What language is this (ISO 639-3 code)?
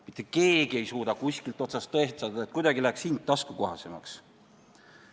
est